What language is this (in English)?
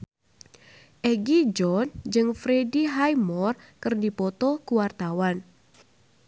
Sundanese